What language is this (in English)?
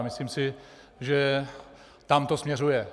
Czech